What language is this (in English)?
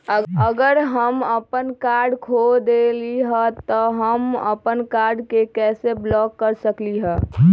Magahi